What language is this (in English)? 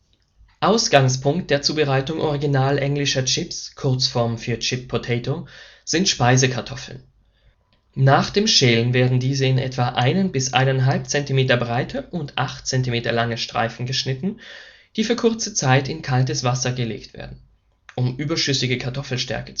German